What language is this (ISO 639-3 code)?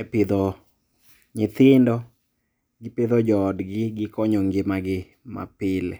luo